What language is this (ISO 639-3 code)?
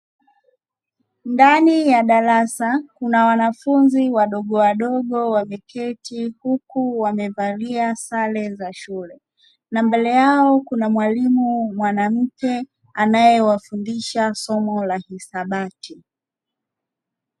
swa